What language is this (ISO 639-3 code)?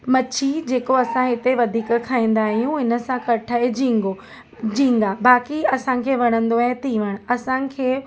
snd